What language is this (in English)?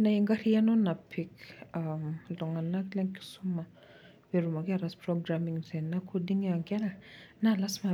Masai